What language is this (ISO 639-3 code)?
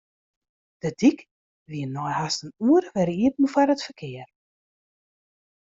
fry